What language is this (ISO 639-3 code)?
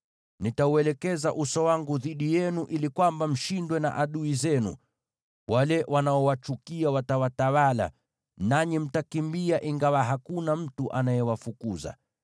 swa